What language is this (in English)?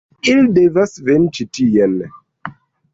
Esperanto